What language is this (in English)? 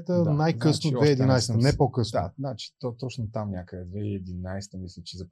Bulgarian